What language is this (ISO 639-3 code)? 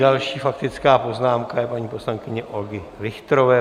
ces